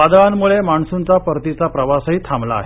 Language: Marathi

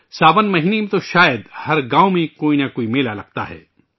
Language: Urdu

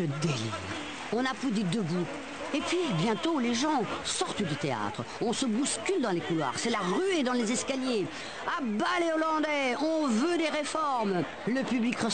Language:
French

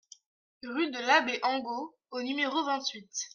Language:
French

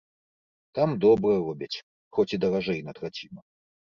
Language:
Belarusian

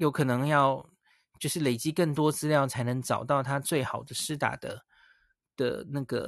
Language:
Chinese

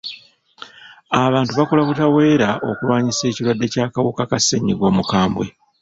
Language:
Ganda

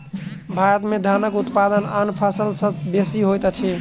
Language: Maithili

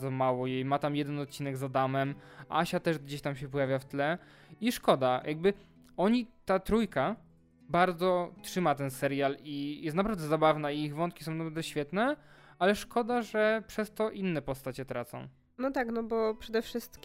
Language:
Polish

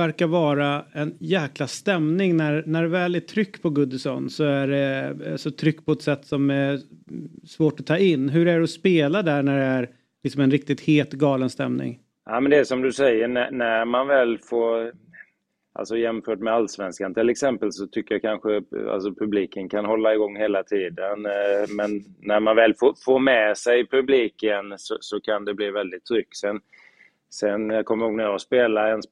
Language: Swedish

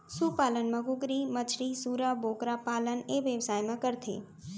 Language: Chhattisgarhi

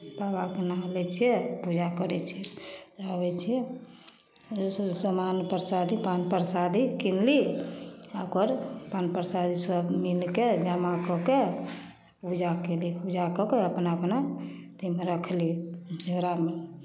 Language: Maithili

